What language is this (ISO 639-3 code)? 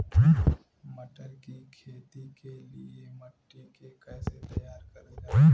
bho